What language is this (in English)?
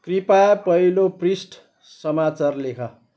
Nepali